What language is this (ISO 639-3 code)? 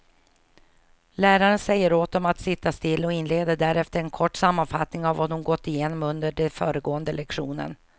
swe